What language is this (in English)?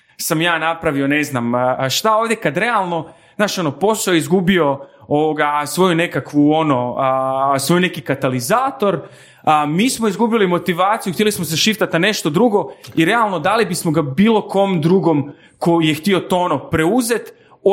Croatian